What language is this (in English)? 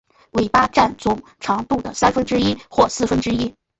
Chinese